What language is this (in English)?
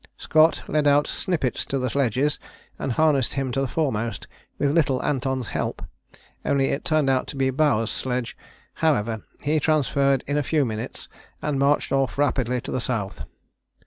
English